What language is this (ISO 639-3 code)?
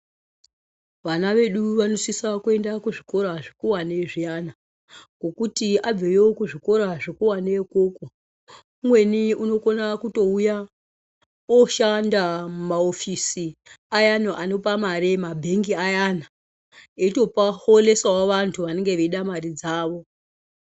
ndc